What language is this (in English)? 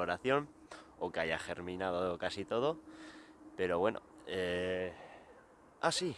Spanish